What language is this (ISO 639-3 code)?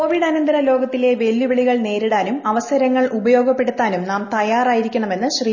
mal